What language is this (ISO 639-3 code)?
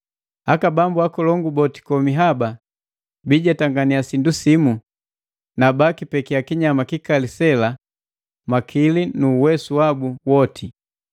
mgv